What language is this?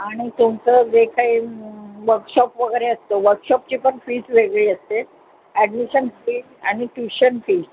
Marathi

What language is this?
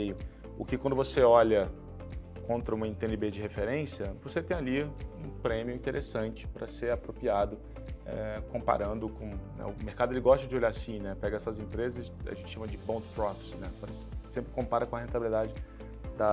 Portuguese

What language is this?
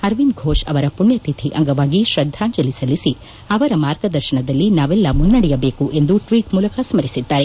Kannada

